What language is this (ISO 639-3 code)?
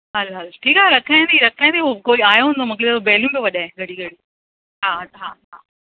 snd